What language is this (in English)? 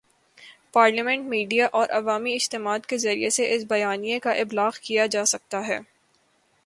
Urdu